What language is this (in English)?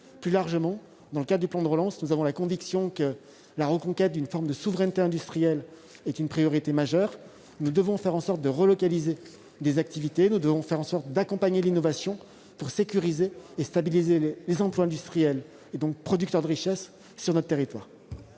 French